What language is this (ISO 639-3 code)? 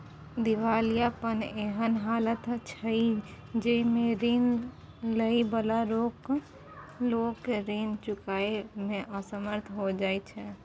mai